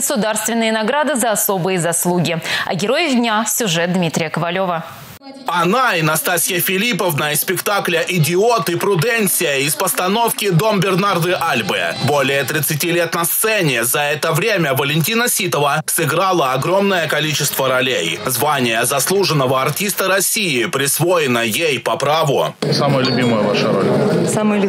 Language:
Russian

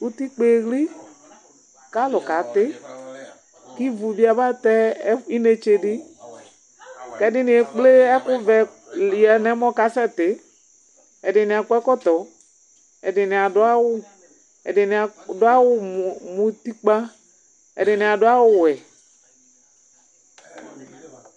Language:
Ikposo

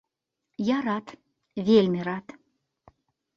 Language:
Belarusian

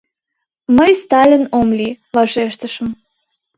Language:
Mari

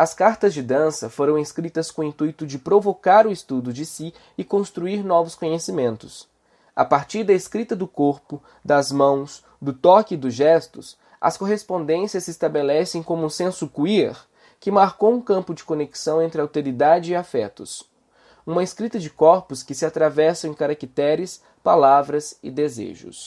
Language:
Portuguese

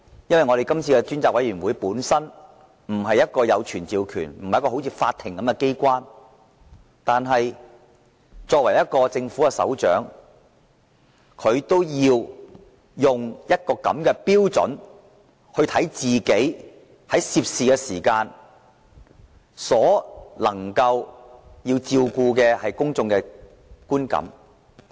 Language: Cantonese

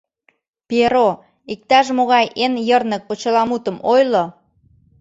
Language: Mari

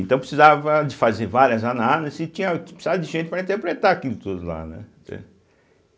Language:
Portuguese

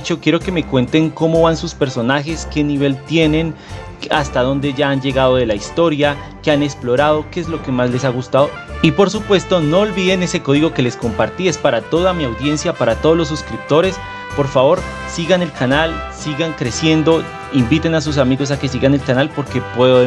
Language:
Spanish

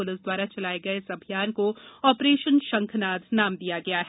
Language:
Hindi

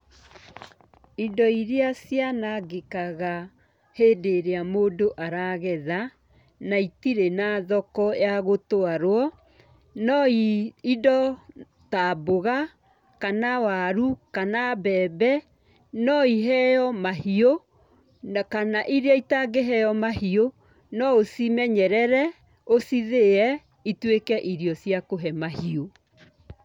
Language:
Kikuyu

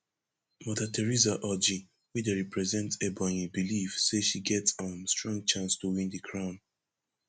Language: Nigerian Pidgin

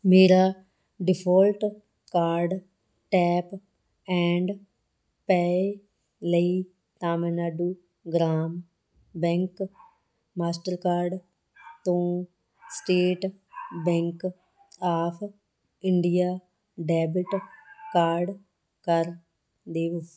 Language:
Punjabi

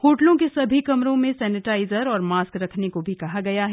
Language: Hindi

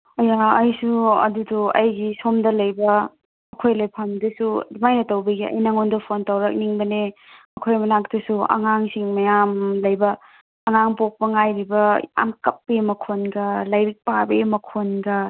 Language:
Manipuri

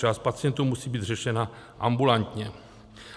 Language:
Czech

